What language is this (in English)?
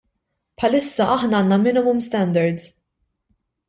Maltese